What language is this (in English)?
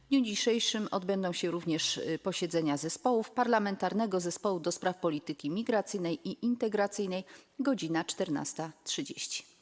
Polish